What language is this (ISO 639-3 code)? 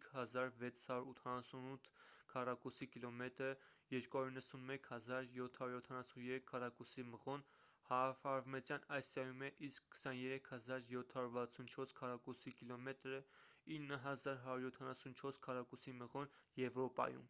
hye